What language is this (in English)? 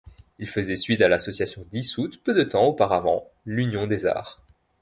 French